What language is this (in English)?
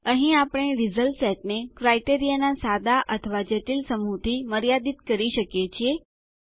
Gujarati